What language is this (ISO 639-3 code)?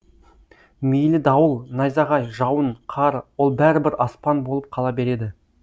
kaz